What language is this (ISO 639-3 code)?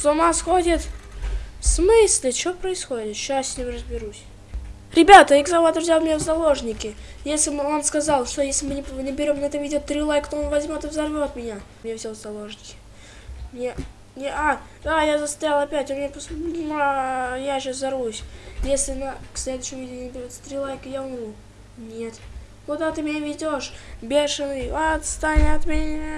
rus